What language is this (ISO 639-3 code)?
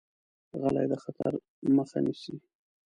pus